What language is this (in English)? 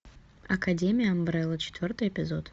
Russian